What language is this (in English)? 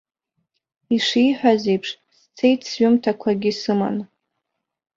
Abkhazian